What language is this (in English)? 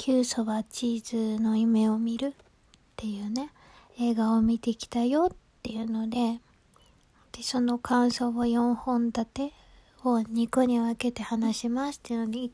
Japanese